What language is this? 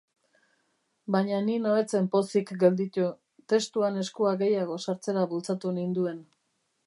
Basque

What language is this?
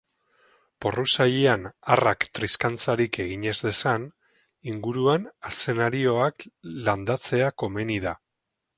Basque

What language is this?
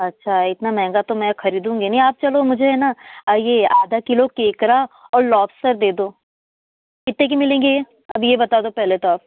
Hindi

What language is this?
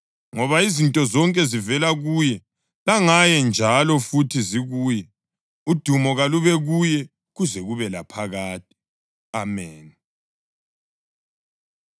North Ndebele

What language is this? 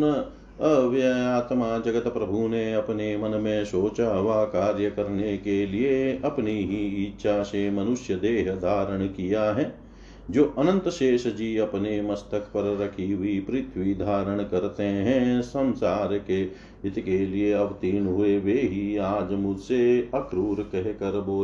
Hindi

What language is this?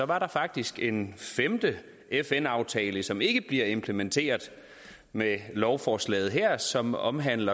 Danish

